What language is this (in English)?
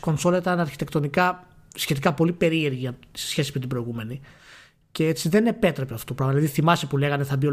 Greek